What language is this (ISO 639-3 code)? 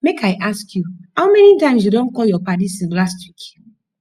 pcm